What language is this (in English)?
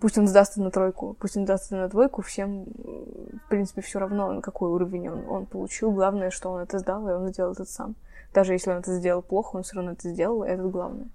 Russian